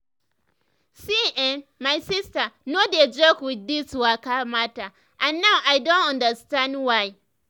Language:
Nigerian Pidgin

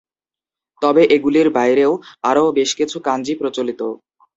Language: Bangla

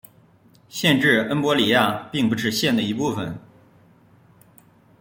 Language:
Chinese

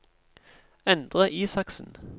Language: Norwegian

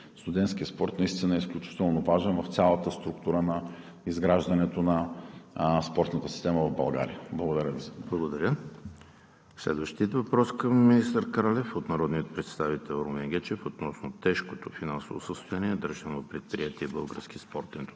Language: Bulgarian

